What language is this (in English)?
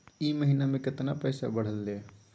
Magahi